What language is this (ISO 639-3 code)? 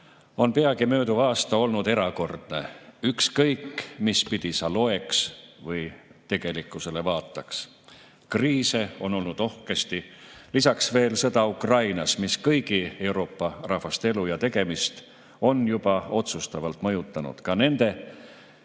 est